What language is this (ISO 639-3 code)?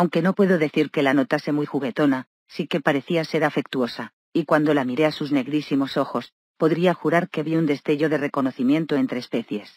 spa